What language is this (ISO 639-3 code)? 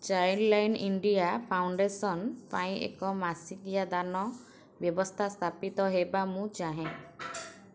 ori